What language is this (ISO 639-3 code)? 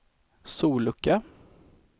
swe